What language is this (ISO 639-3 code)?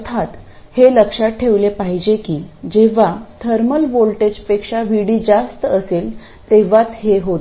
mar